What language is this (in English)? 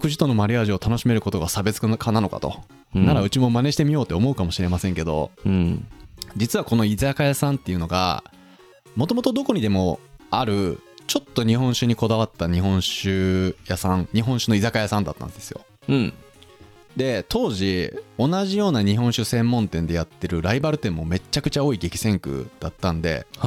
Japanese